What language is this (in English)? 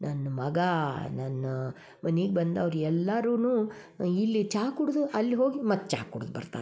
Kannada